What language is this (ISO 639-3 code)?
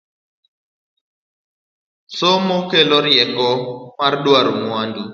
luo